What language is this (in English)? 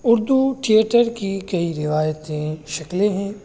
Urdu